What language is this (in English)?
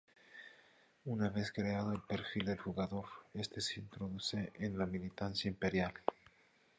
Spanish